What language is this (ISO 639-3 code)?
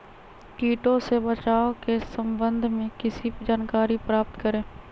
mag